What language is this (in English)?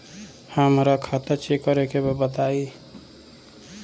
Bhojpuri